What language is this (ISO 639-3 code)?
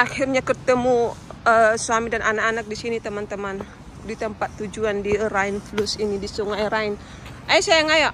ind